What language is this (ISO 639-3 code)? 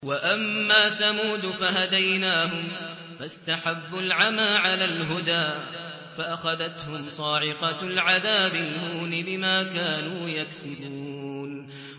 ara